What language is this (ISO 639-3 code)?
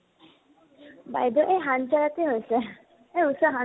asm